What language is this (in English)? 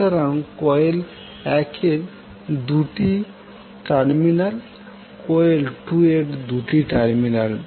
Bangla